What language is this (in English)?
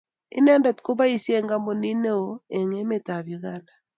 Kalenjin